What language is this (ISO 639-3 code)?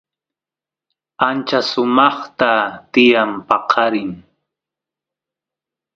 qus